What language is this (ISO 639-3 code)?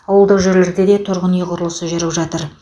kaz